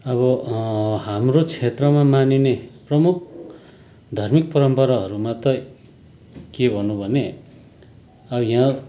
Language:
Nepali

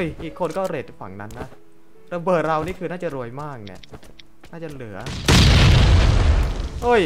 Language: Thai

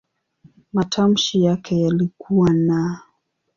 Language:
Swahili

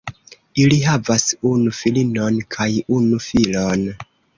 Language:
Esperanto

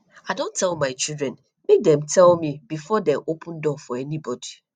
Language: Nigerian Pidgin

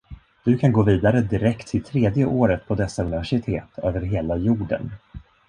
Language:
Swedish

